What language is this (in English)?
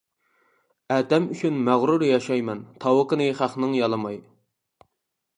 Uyghur